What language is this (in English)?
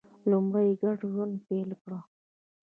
Pashto